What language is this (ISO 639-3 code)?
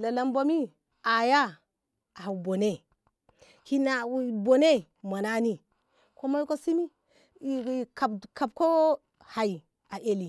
nbh